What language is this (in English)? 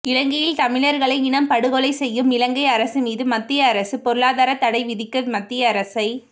Tamil